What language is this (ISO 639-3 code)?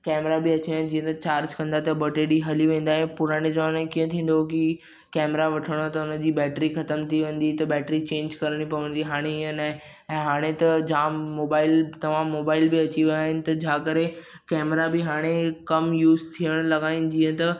snd